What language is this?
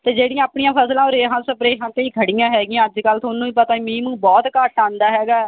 Punjabi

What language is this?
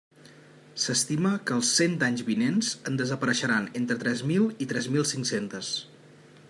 Catalan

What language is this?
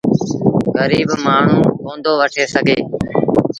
Sindhi Bhil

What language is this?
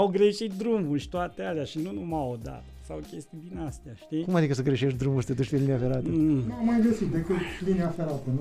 Romanian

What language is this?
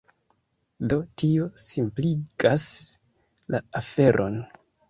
Esperanto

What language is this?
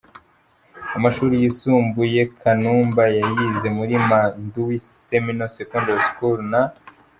Kinyarwanda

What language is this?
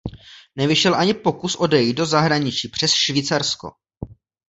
Czech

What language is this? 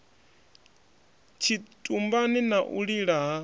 Venda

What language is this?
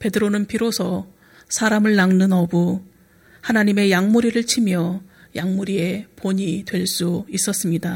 Korean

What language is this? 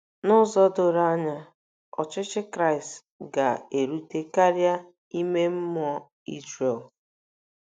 Igbo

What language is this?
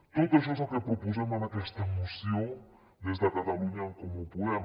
Catalan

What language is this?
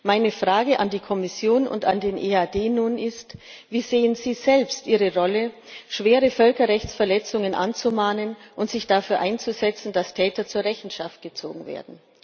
German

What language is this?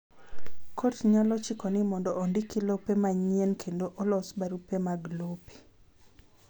Luo (Kenya and Tanzania)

